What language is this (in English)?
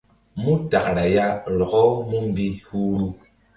Mbum